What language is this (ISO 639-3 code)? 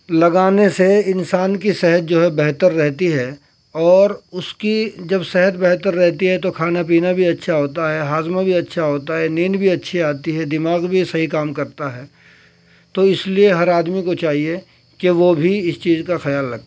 urd